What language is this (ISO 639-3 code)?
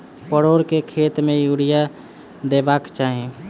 mai